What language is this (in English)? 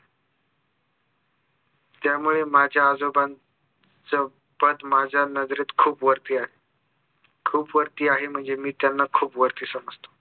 Marathi